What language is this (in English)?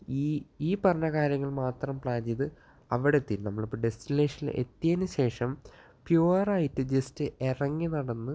Malayalam